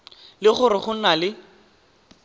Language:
Tswana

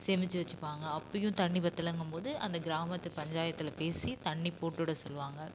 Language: Tamil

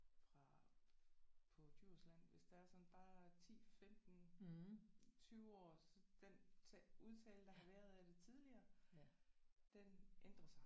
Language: Danish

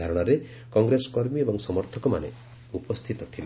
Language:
Odia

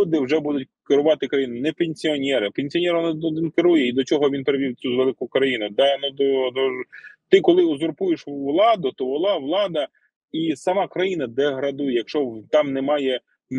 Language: Ukrainian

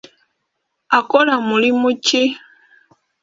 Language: Ganda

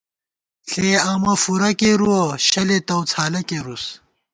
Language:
Gawar-Bati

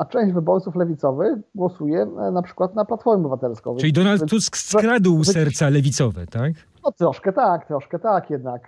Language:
Polish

